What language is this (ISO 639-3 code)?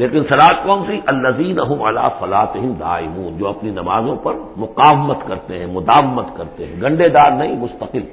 urd